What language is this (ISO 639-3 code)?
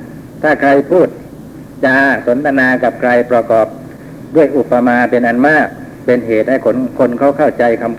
tha